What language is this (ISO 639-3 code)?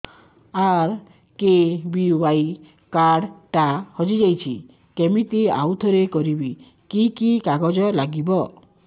ori